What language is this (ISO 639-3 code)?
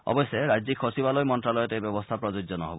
asm